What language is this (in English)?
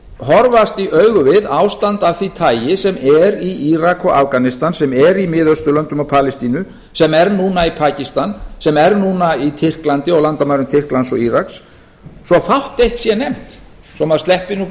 Icelandic